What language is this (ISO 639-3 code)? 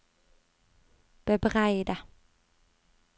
nor